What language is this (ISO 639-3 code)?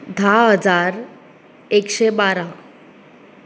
kok